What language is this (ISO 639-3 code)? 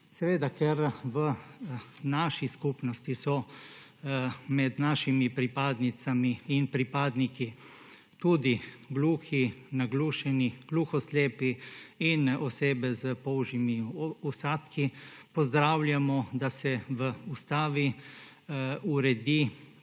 slv